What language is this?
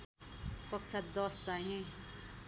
Nepali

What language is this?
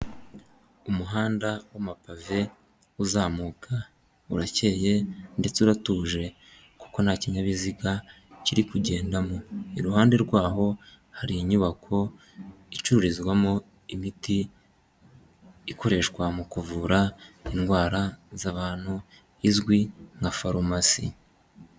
Kinyarwanda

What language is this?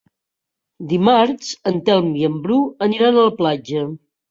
Catalan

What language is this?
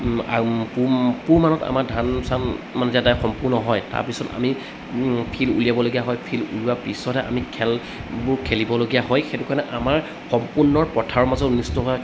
Assamese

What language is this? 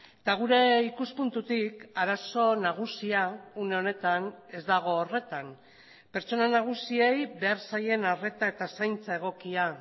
Basque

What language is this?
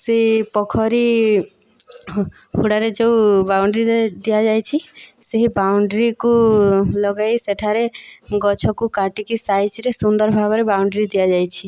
Odia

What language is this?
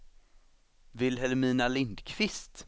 Swedish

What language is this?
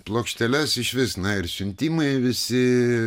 Lithuanian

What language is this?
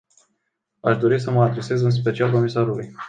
Romanian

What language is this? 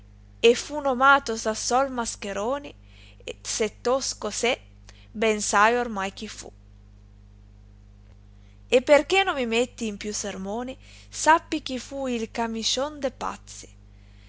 Italian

